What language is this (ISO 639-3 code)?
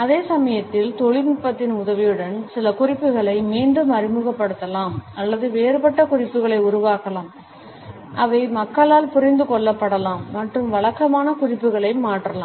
tam